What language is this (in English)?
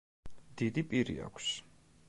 Georgian